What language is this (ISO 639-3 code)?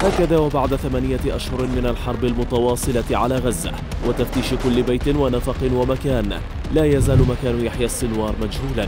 ara